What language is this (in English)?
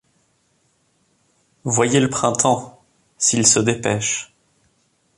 French